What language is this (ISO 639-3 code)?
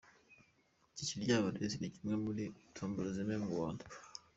kin